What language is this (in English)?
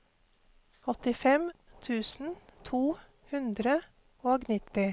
Norwegian